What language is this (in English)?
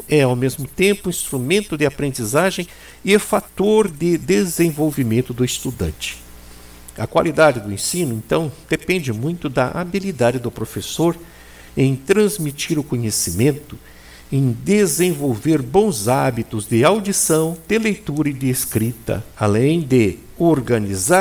Portuguese